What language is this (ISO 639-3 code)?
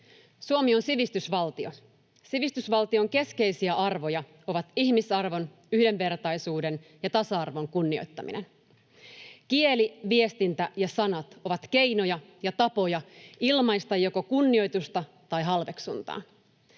fin